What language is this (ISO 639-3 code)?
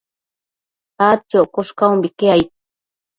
mcf